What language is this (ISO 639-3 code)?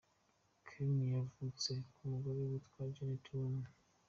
kin